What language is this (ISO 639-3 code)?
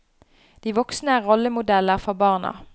nor